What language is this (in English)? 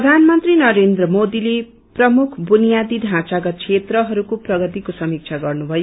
Nepali